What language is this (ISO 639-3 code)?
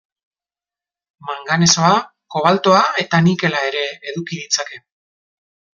eus